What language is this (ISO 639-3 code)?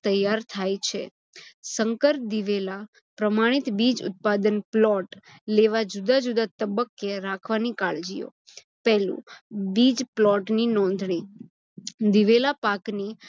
guj